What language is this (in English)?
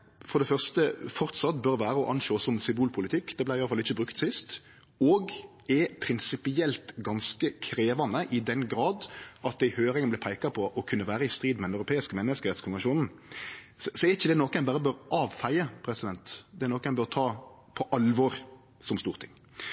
Norwegian Nynorsk